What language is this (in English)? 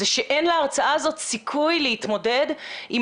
Hebrew